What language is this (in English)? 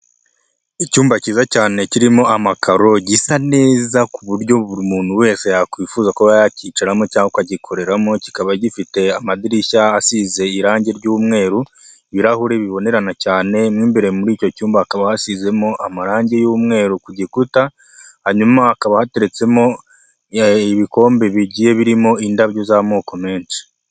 Kinyarwanda